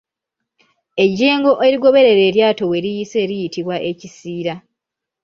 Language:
Ganda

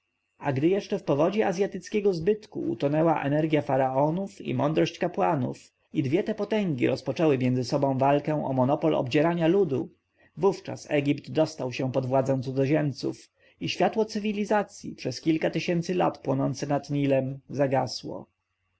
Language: Polish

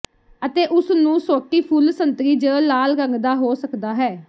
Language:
Punjabi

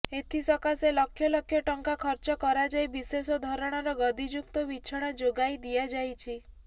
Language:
Odia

